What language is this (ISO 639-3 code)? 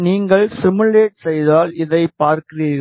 tam